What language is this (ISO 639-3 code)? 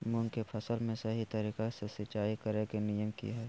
mag